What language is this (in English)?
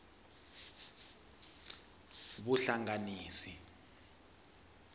Tsonga